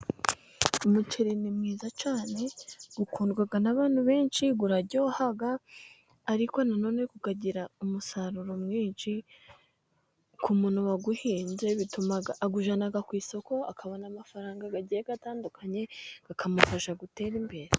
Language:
Kinyarwanda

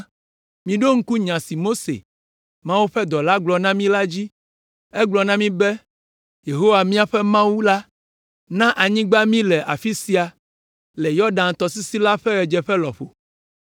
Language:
Ewe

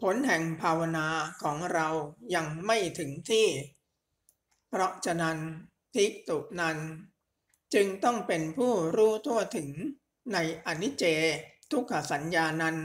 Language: Thai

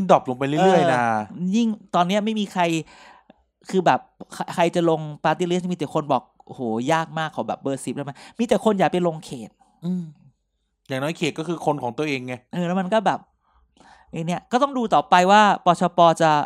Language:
Thai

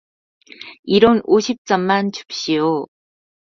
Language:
Korean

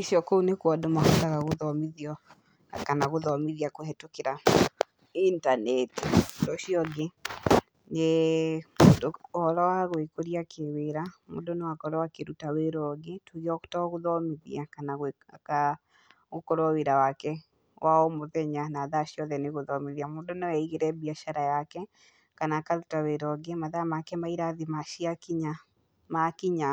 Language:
Kikuyu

